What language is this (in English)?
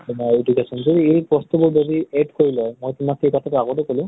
Assamese